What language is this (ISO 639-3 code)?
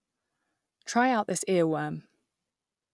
eng